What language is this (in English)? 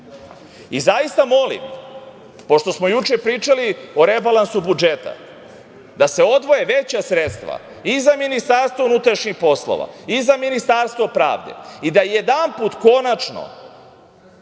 Serbian